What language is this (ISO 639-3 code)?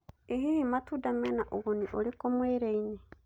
kik